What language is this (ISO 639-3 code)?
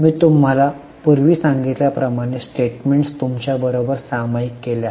mar